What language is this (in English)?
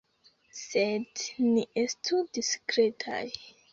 Esperanto